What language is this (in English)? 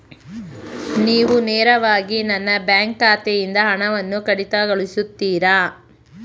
Kannada